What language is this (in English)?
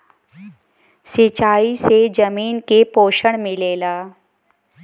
Bhojpuri